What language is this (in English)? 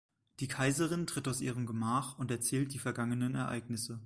German